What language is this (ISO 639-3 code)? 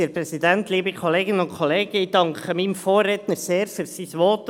gsw